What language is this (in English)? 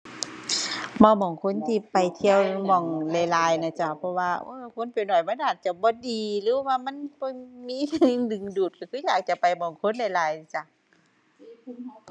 Thai